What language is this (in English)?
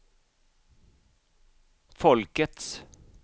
Swedish